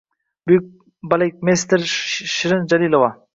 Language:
Uzbek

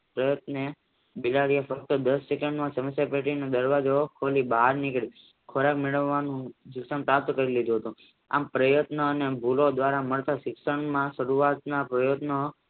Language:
Gujarati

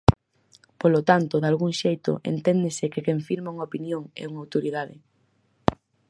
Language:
Galician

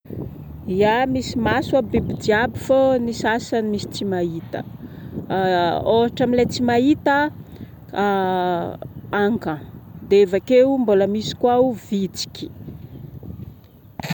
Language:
Northern Betsimisaraka Malagasy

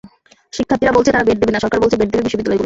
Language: Bangla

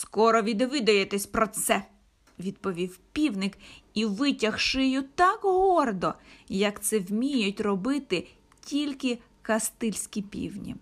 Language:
Ukrainian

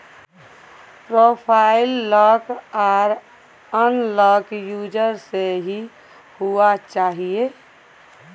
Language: Maithili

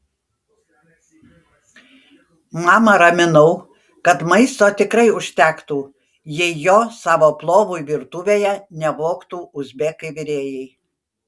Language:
Lithuanian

